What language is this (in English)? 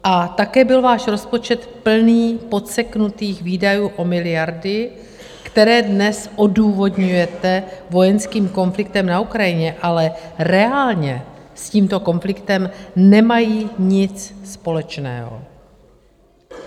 Czech